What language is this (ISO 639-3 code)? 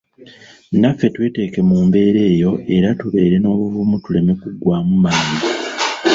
lug